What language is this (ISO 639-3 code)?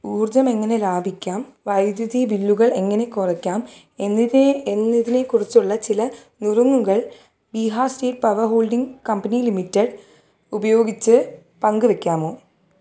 mal